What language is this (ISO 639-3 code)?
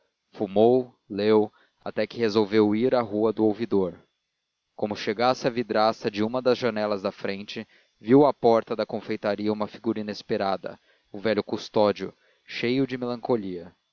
por